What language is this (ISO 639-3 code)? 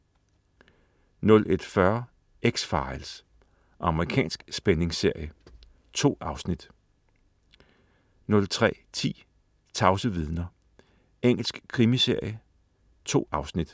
dan